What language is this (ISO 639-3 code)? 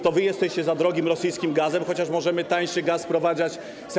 pol